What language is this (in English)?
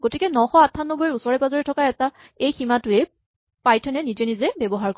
Assamese